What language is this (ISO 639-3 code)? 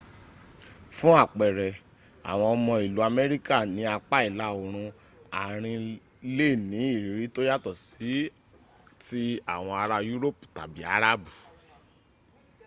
yor